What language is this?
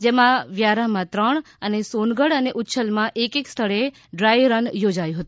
Gujarati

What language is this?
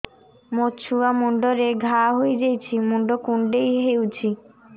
Odia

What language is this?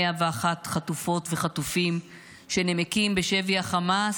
Hebrew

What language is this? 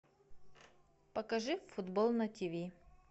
Russian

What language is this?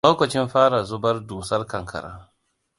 Hausa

